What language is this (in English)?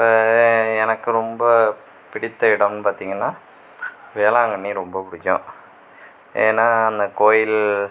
Tamil